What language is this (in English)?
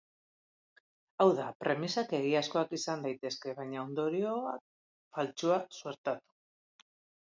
Basque